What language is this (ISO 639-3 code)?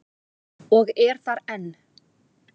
isl